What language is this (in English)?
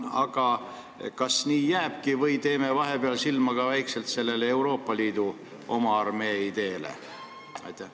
Estonian